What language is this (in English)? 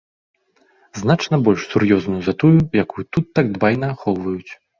Belarusian